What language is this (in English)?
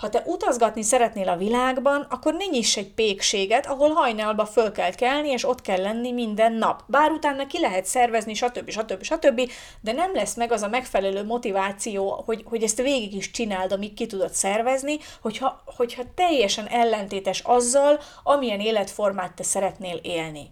Hungarian